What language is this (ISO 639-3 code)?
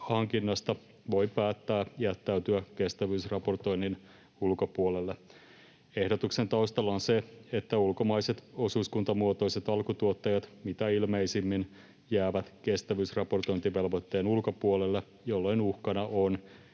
fin